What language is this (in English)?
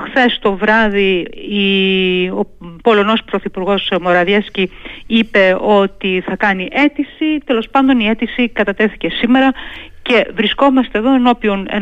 Greek